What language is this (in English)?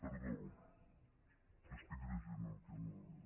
Catalan